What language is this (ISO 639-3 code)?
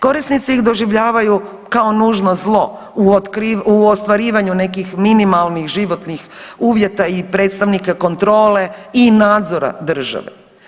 hrv